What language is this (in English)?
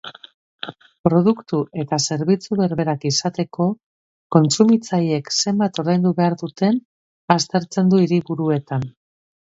Basque